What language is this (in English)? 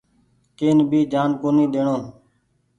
Goaria